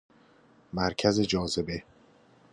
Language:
Persian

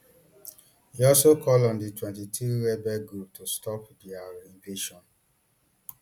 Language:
Nigerian Pidgin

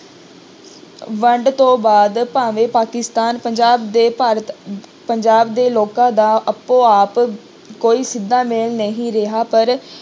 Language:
Punjabi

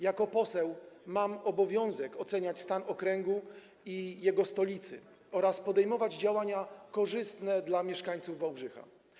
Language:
Polish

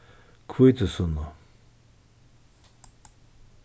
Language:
Faroese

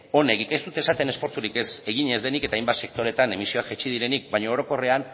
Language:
Basque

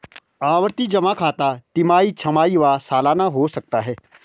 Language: Hindi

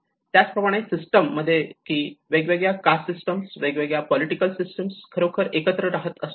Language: Marathi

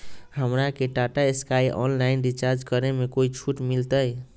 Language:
Magahi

